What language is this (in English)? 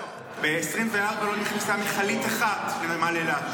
Hebrew